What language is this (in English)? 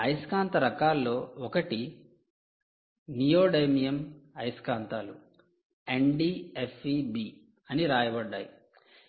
Telugu